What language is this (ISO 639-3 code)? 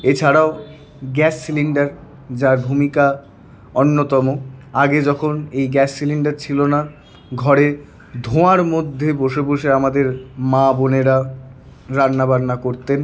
ben